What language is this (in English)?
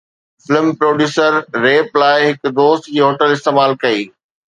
Sindhi